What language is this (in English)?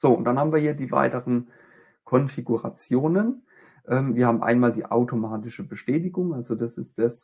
German